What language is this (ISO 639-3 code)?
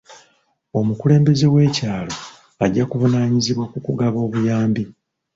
lug